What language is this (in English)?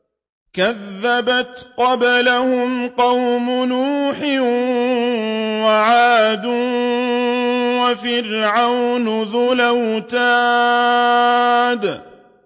Arabic